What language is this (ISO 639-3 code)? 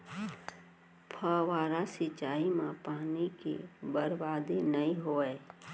hne